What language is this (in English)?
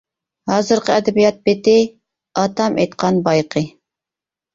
Uyghur